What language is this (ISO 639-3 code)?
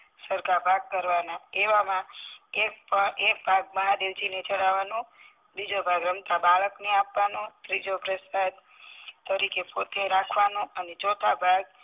guj